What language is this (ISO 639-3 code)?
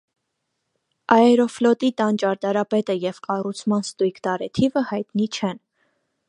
hye